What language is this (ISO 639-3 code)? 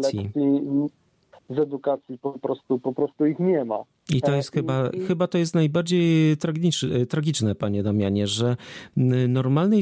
pol